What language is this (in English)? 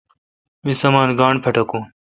Kalkoti